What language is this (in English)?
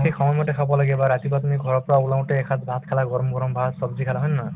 Assamese